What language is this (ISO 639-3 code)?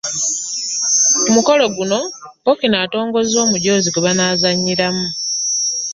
lug